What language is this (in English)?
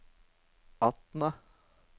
Norwegian